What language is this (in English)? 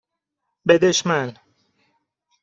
Persian